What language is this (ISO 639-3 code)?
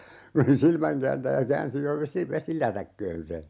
fin